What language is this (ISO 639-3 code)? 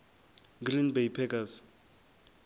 ven